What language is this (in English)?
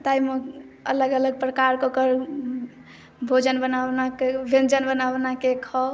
Maithili